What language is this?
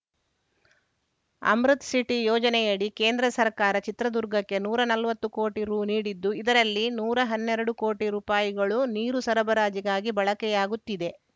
Kannada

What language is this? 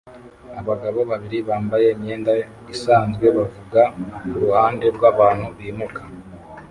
Kinyarwanda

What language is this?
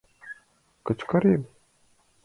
Mari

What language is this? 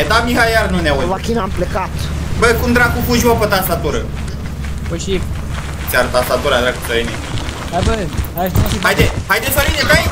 Romanian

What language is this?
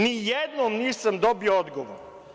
Serbian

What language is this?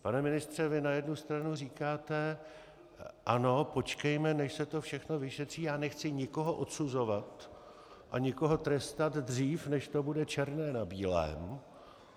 Czech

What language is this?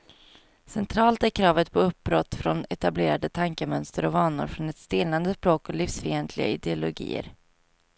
Swedish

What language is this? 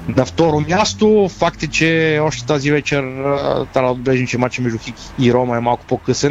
Bulgarian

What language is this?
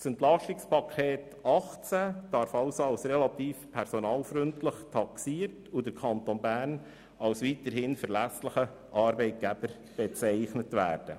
Swiss German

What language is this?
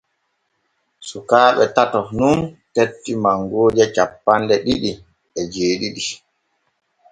Borgu Fulfulde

